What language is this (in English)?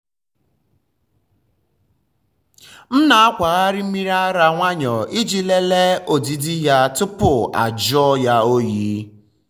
Igbo